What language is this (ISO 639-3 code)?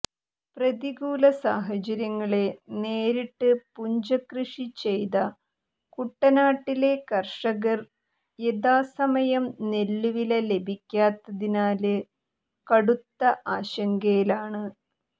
mal